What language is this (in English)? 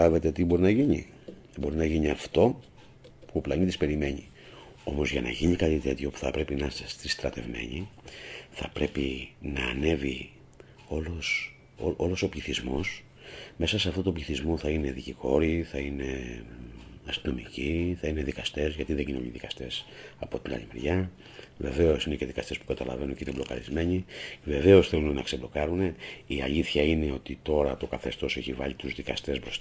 Greek